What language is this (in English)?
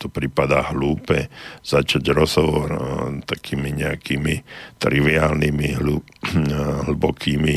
Slovak